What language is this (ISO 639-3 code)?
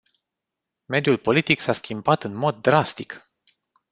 ron